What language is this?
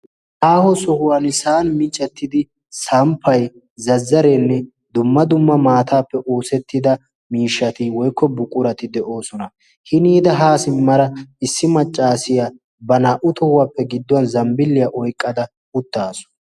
Wolaytta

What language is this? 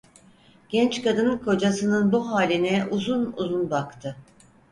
Turkish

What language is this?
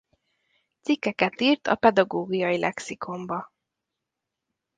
Hungarian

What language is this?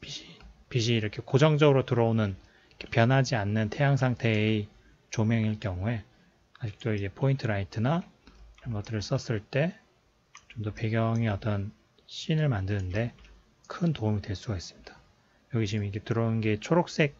Korean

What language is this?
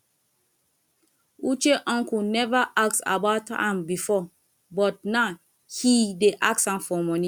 Nigerian Pidgin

